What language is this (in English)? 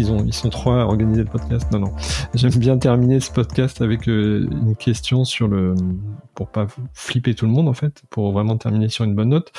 French